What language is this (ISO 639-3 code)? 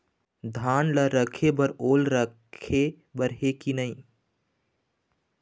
hne